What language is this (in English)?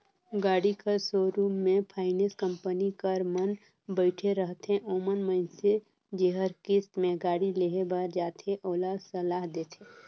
Chhattisgarhi